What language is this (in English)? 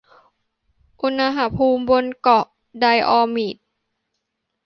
Thai